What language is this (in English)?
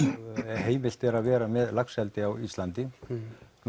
Icelandic